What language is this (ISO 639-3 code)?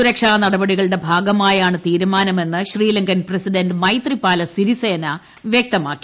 mal